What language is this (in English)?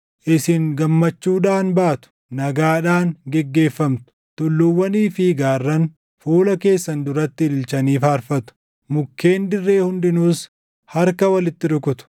Oromo